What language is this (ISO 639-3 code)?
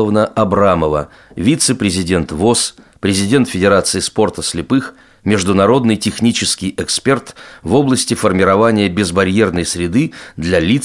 rus